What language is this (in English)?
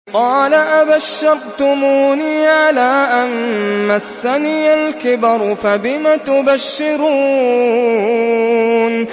Arabic